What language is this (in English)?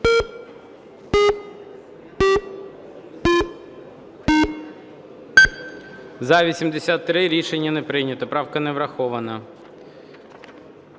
Ukrainian